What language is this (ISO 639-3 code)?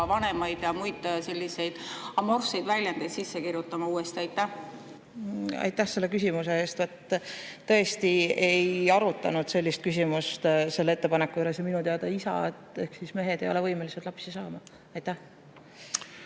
est